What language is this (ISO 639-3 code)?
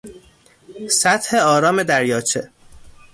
fas